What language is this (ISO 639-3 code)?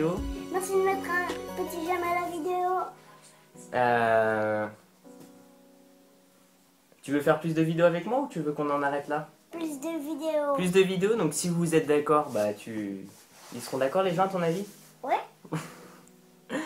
fra